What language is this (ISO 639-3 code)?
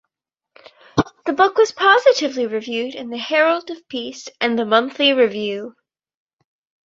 eng